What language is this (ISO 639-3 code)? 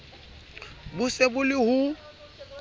sot